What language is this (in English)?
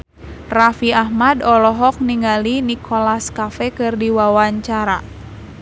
Sundanese